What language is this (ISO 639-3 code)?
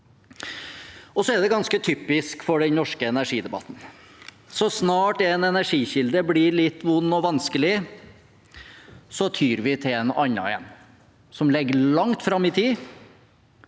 nor